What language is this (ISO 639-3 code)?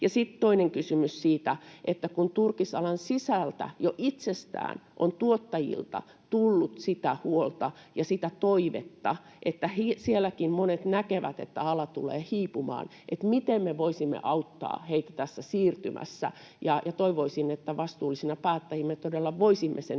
fin